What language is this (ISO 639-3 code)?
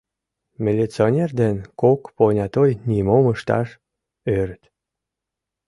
chm